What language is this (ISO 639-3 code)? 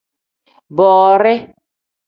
kdh